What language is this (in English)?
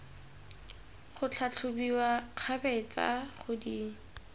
Tswana